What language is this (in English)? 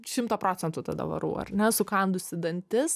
Lithuanian